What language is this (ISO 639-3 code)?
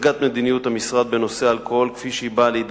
heb